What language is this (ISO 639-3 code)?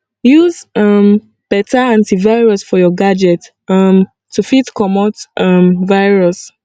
pcm